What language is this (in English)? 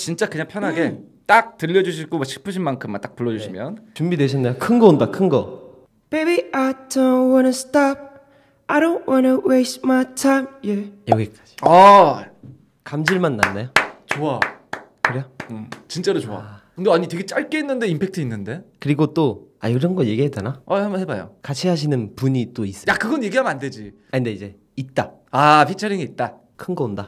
Korean